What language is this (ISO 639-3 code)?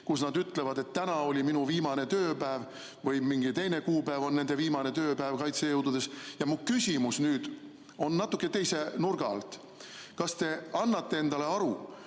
est